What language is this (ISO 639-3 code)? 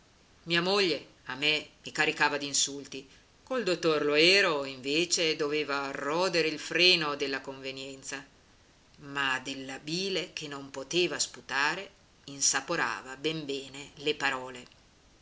ita